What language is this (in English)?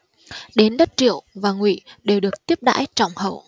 Vietnamese